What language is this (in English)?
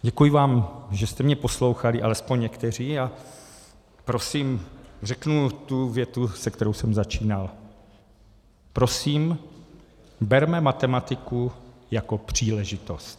Czech